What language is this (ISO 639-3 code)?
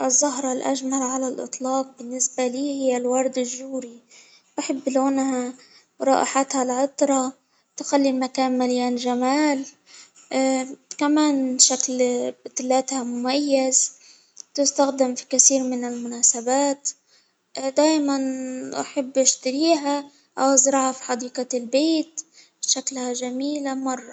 acw